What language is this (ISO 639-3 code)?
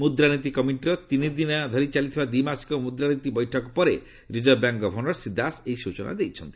ori